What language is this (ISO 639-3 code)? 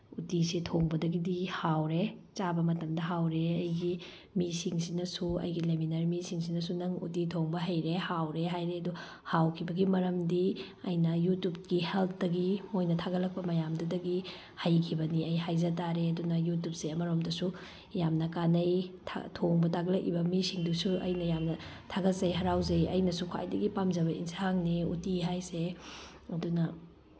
mni